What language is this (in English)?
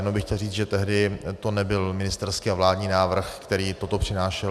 Czech